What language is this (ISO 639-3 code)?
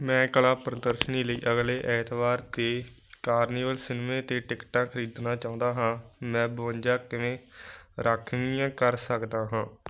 pan